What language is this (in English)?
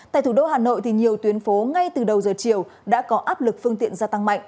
Vietnamese